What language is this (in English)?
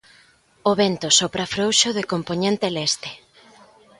Galician